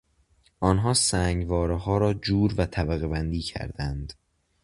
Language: Persian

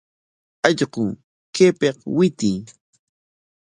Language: Corongo Ancash Quechua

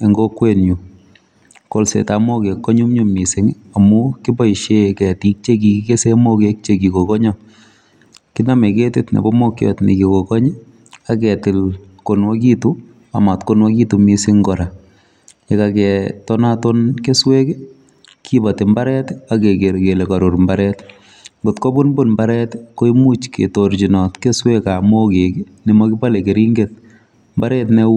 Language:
Kalenjin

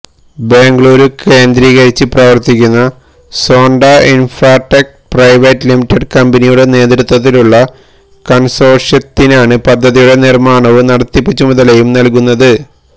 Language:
Malayalam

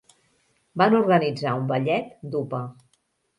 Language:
Catalan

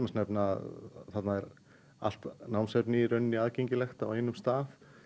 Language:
Icelandic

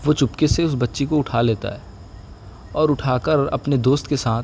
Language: Urdu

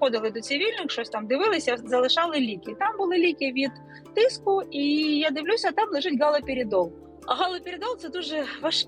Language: Ukrainian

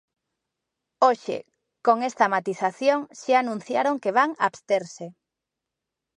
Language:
Galician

